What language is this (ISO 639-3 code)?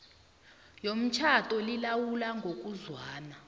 nbl